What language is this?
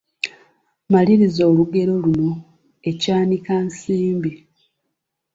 Ganda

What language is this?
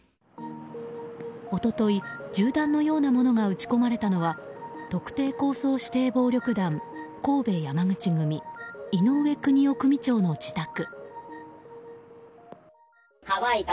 Japanese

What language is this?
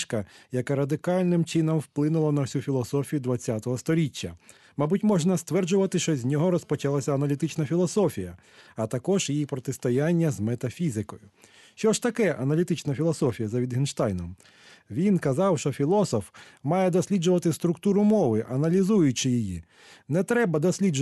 Ukrainian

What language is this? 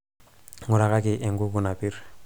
Masai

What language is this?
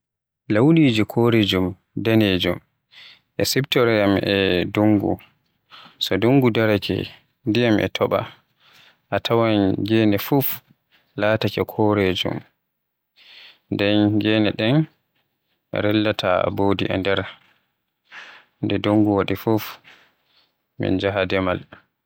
Western Niger Fulfulde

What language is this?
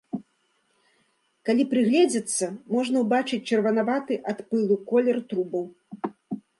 Belarusian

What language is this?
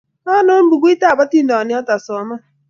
Kalenjin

